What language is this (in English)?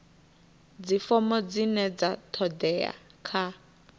Venda